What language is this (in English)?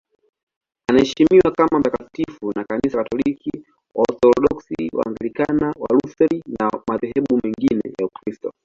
Swahili